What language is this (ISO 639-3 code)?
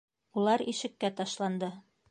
bak